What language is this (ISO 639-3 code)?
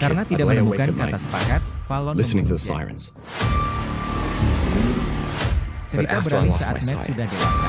ind